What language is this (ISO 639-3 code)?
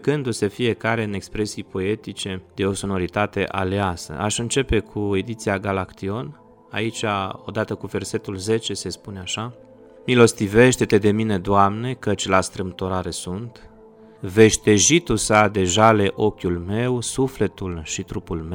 ron